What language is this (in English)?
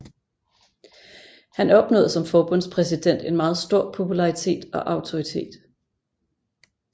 Danish